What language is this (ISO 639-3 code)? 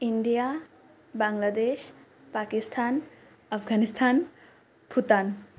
asm